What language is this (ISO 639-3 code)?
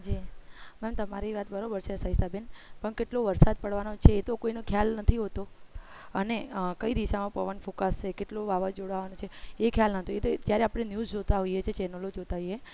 guj